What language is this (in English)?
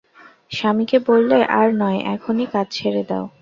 Bangla